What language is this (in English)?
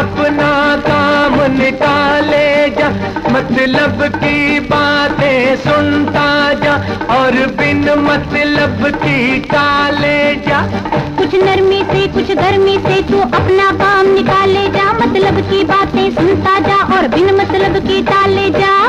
Hindi